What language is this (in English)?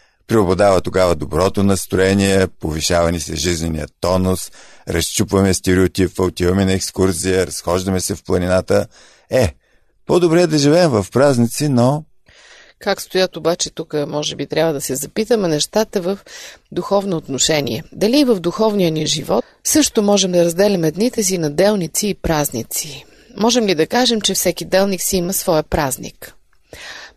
Bulgarian